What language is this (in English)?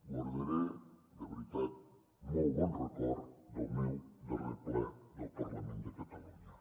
Catalan